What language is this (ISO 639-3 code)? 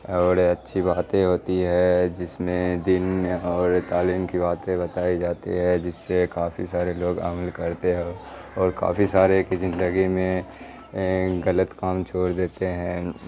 urd